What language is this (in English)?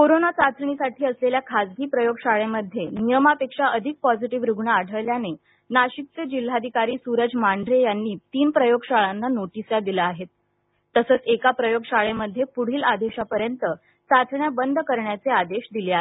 Marathi